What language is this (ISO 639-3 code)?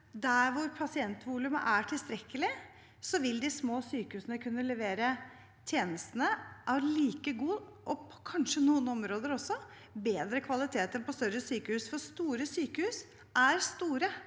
nor